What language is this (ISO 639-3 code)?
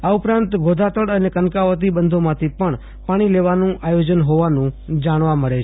guj